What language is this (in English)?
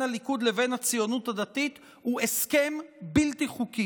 Hebrew